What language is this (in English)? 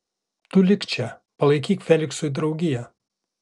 Lithuanian